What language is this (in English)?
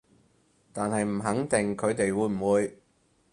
Cantonese